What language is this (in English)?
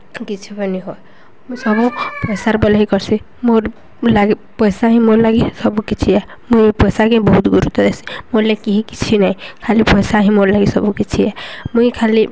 Odia